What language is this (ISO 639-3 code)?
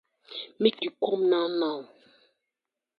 pcm